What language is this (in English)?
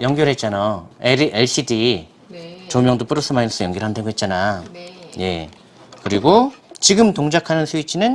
Korean